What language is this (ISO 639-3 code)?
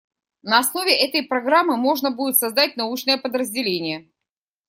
rus